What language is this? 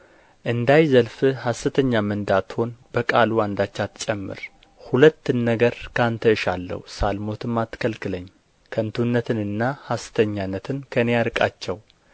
Amharic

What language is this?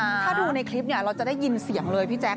Thai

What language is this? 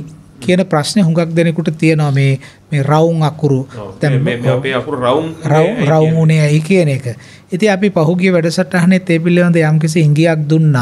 Indonesian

